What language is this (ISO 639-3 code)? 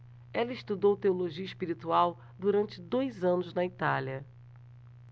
por